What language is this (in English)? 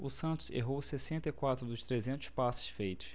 Portuguese